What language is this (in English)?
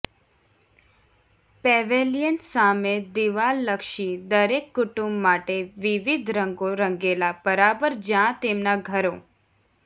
Gujarati